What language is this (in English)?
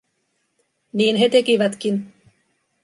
Finnish